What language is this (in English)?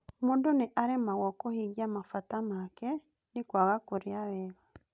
Kikuyu